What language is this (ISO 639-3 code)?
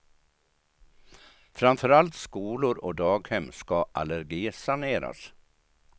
swe